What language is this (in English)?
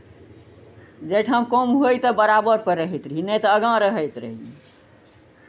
Maithili